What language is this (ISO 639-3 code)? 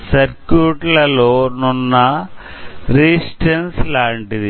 tel